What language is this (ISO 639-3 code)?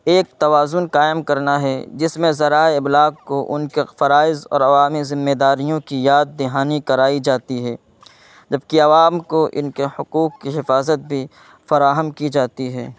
urd